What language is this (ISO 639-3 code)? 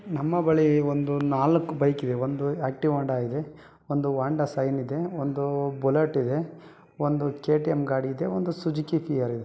kan